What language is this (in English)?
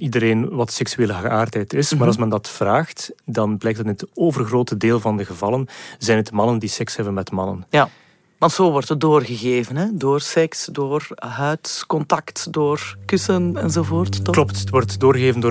Dutch